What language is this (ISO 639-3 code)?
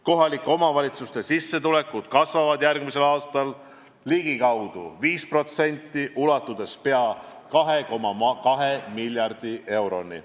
est